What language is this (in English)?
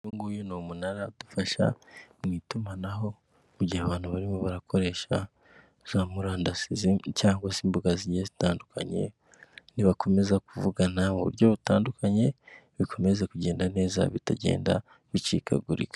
Kinyarwanda